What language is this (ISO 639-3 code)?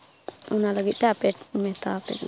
sat